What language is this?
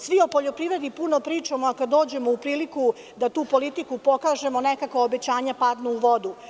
Serbian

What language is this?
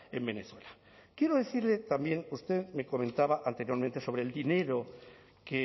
Spanish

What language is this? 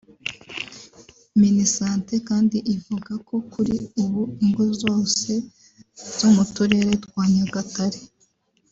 Kinyarwanda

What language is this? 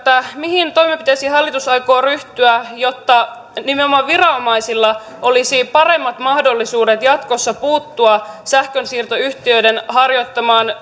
Finnish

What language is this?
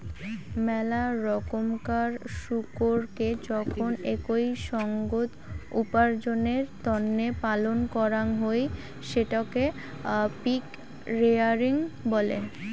Bangla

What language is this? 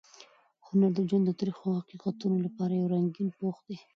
Pashto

